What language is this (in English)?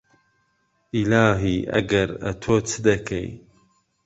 Central Kurdish